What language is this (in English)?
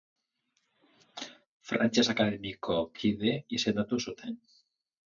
Basque